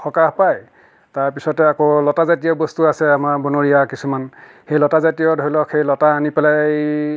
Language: Assamese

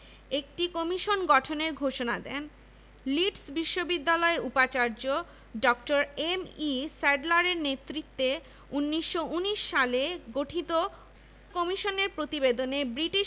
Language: Bangla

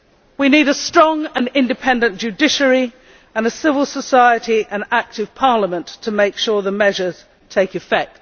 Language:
English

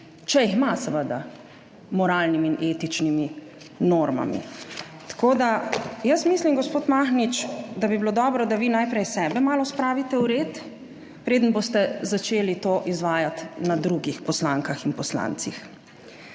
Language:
Slovenian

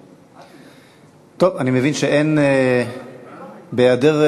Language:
Hebrew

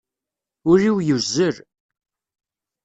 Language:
Kabyle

